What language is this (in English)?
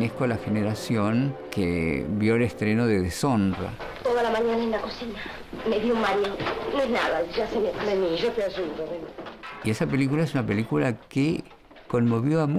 Spanish